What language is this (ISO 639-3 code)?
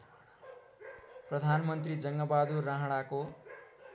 nep